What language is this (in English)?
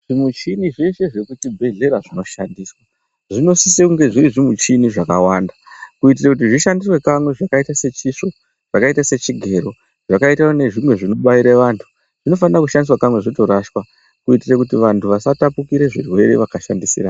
Ndau